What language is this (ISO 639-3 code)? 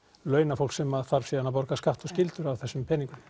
isl